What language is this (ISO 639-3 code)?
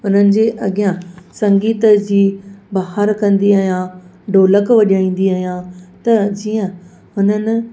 snd